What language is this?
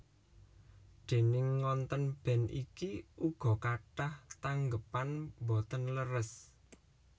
Javanese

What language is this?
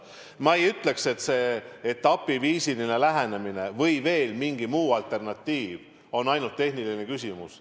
Estonian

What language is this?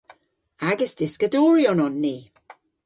Cornish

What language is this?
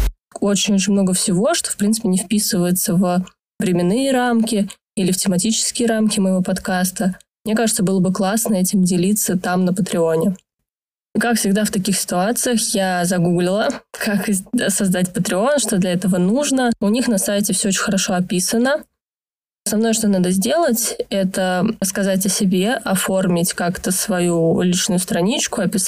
Russian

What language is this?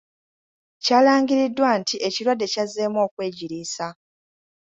Ganda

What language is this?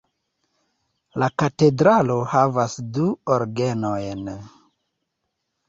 Esperanto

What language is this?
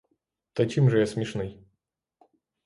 Ukrainian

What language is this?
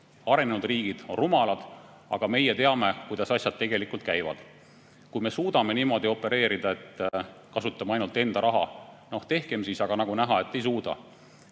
Estonian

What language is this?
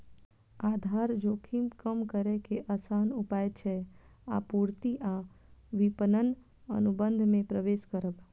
Maithili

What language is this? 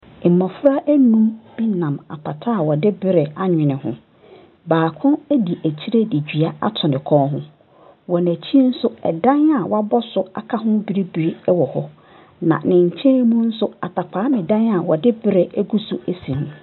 Akan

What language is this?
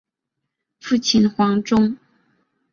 Chinese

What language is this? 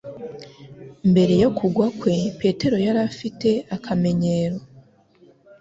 Kinyarwanda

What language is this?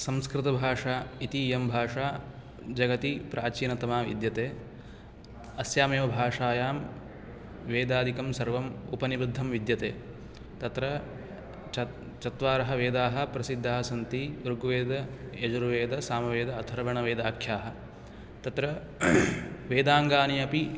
Sanskrit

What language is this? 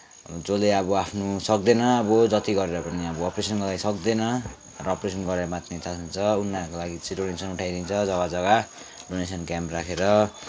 Nepali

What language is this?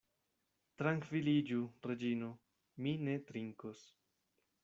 Esperanto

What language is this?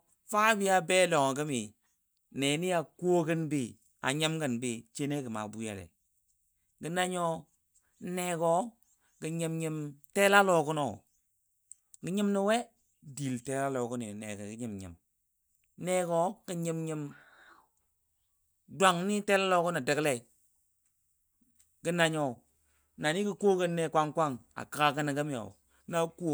Dadiya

